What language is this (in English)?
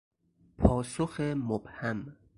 Persian